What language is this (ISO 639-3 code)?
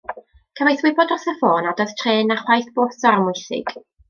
cym